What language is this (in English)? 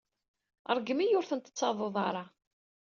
Kabyle